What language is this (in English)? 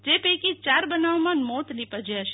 Gujarati